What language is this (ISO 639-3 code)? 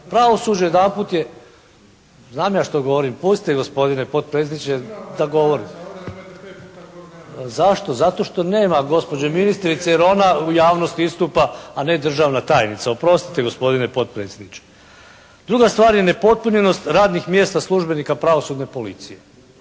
hrv